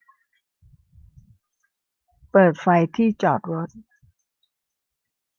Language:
Thai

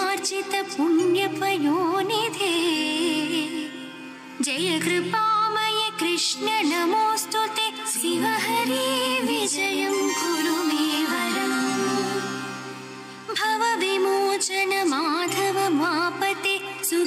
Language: Kannada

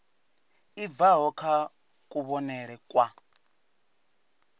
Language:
Venda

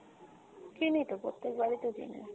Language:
Bangla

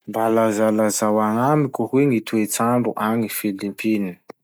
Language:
Masikoro Malagasy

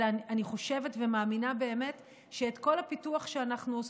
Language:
Hebrew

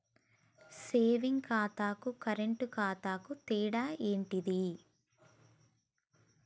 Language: Telugu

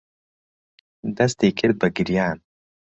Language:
Central Kurdish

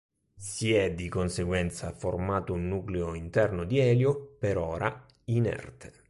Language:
Italian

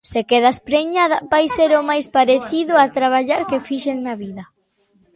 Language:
Galician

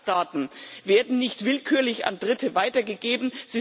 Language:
German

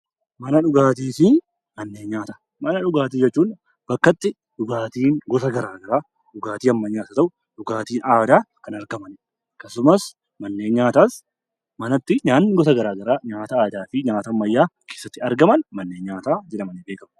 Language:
Oromo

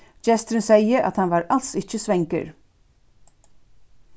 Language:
Faroese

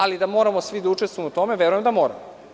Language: Serbian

